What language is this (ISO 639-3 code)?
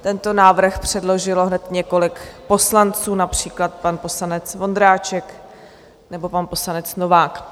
ces